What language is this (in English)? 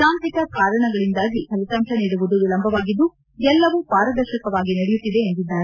Kannada